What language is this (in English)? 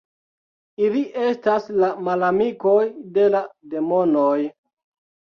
Esperanto